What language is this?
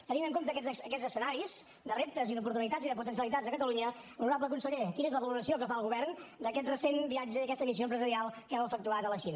Catalan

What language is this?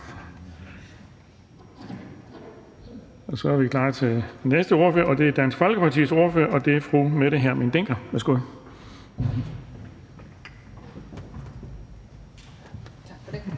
Danish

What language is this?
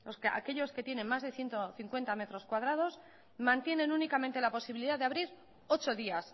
Spanish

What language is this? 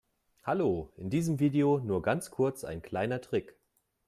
German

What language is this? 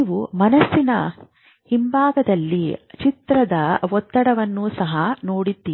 Kannada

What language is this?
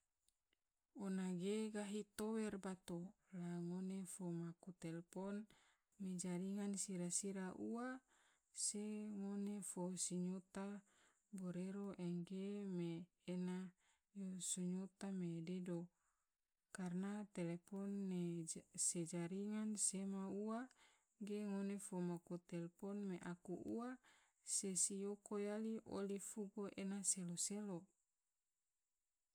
Tidore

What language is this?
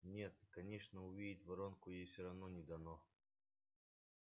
Russian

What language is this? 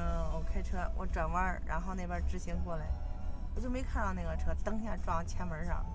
Chinese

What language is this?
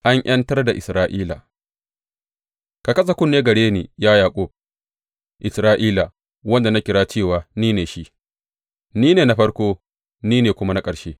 Hausa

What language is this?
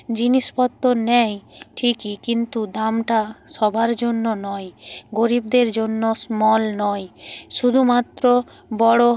Bangla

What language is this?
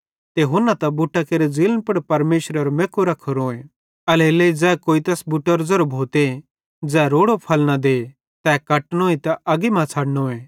Bhadrawahi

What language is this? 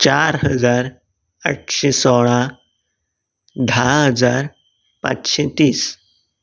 Konkani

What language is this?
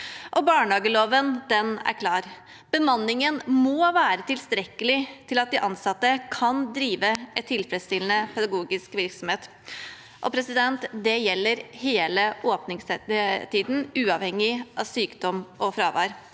Norwegian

